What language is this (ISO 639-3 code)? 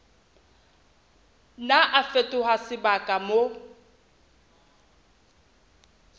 sot